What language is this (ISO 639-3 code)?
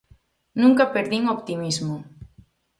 glg